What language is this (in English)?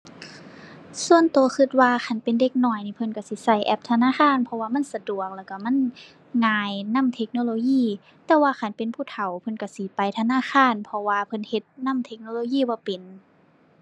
Thai